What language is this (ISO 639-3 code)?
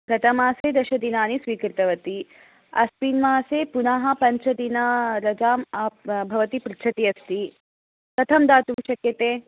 san